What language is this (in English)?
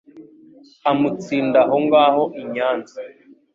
Kinyarwanda